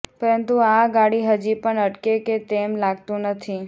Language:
Gujarati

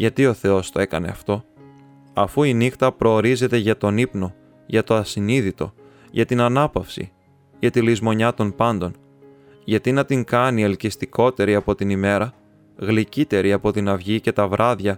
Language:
Greek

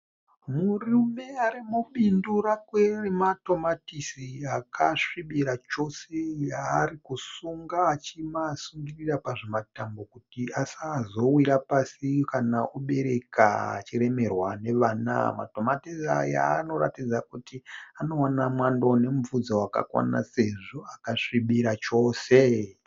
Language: Shona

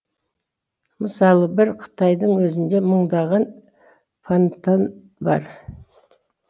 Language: Kazakh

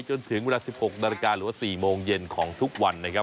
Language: Thai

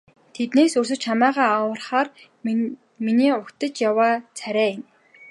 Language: Mongolian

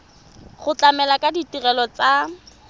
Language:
Tswana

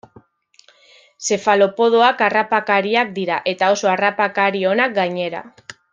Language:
Basque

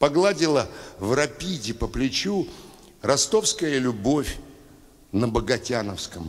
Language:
Russian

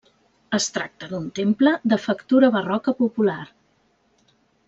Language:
Catalan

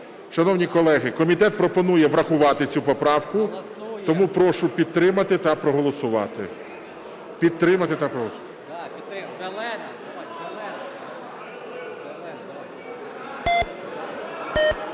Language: Ukrainian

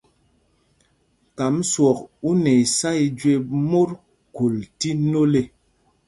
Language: Mpumpong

